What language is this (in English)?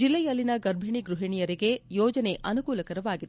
Kannada